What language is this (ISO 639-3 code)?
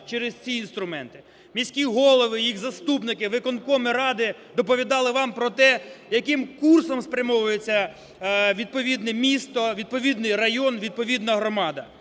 ukr